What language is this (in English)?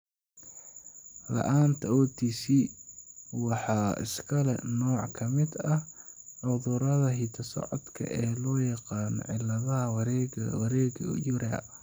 Somali